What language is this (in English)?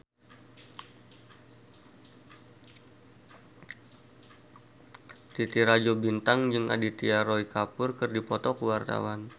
Sundanese